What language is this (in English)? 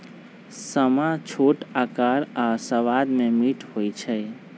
Magahi